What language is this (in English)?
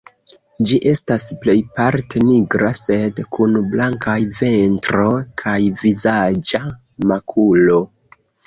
Esperanto